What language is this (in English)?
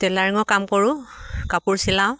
Assamese